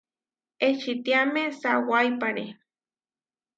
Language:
Huarijio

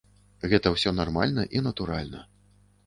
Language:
Belarusian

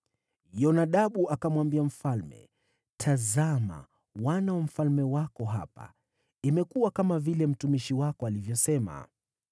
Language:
Swahili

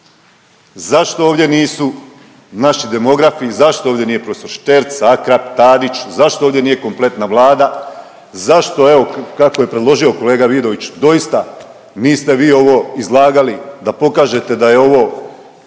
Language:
Croatian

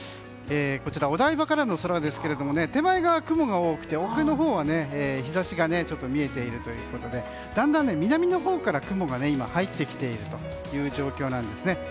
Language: Japanese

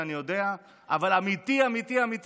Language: Hebrew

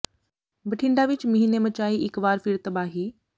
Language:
Punjabi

